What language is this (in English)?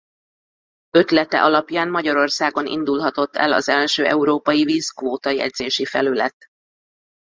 Hungarian